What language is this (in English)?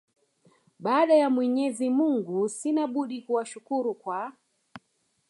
Swahili